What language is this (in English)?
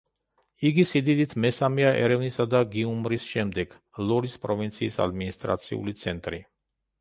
Georgian